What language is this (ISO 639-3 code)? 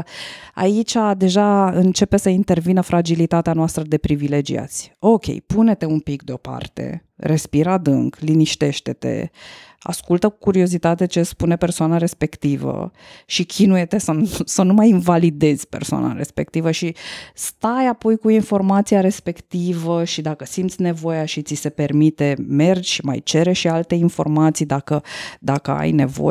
ron